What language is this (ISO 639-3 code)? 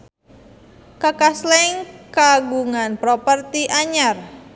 sun